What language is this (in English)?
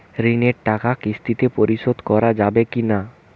Bangla